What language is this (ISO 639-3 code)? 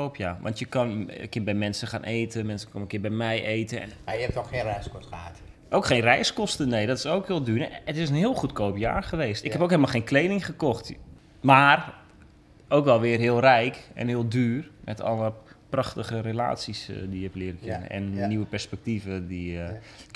nld